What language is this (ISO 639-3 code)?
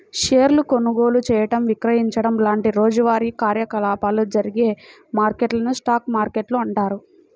tel